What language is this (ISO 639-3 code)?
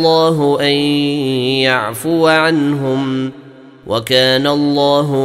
ara